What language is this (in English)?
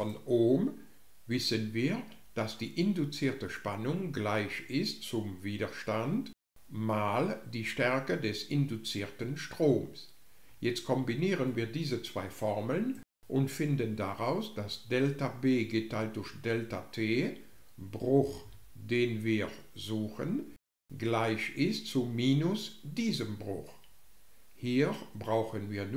German